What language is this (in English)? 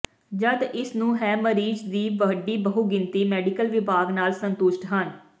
Punjabi